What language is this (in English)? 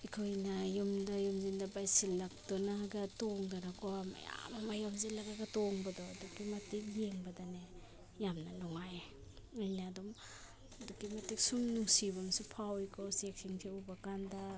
Manipuri